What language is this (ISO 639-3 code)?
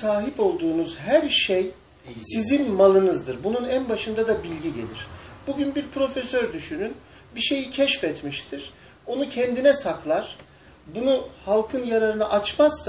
tur